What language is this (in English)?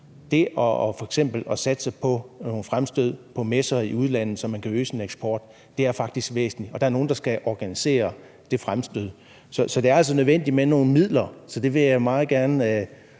Danish